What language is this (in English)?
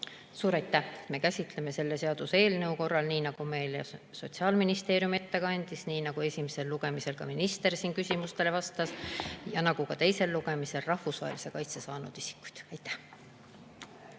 Estonian